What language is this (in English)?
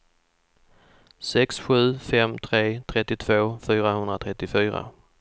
Swedish